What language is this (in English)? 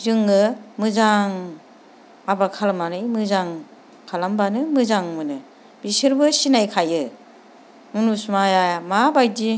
Bodo